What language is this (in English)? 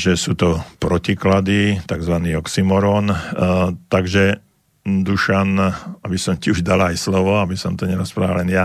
Slovak